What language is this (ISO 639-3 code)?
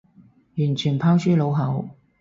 yue